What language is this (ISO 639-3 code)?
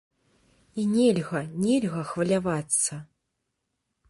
bel